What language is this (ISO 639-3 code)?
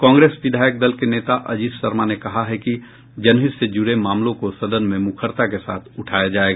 hin